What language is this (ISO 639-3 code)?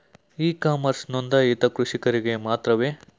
kan